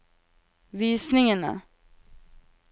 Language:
Norwegian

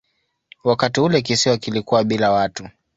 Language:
Swahili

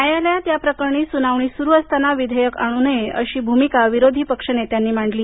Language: Marathi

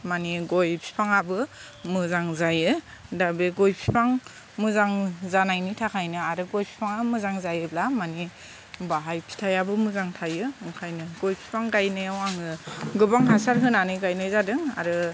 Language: Bodo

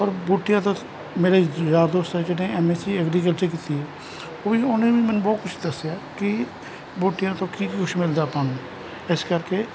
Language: Punjabi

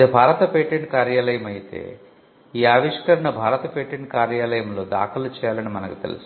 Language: Telugu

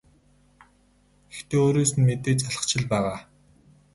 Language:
Mongolian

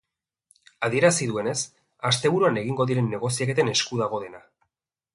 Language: Basque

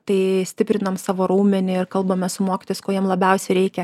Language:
Lithuanian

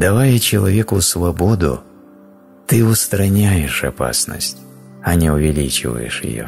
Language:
Russian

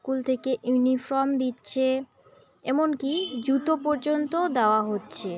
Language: Bangla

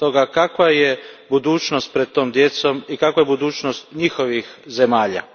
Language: Croatian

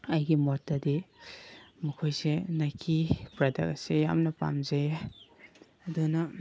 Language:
Manipuri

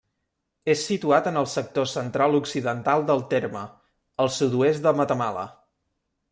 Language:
Catalan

